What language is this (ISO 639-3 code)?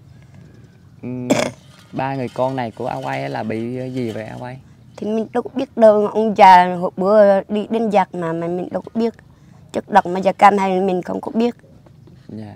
vie